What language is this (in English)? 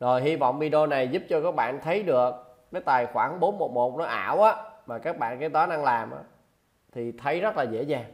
Vietnamese